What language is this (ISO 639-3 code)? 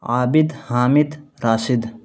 urd